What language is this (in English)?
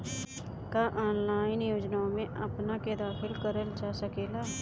Bhojpuri